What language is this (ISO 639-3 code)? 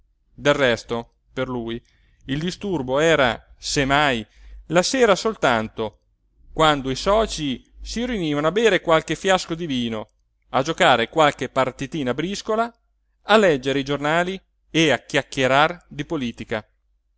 ita